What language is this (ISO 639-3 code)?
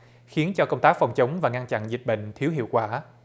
vie